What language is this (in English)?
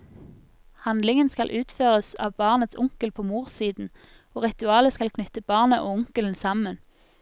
Norwegian